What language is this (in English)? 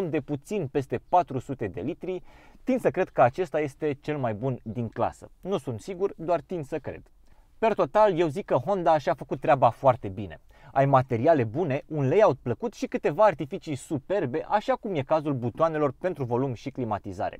Romanian